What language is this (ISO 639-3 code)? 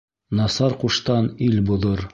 bak